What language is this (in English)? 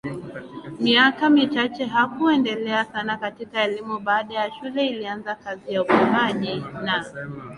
Swahili